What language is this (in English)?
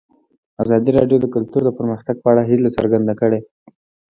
Pashto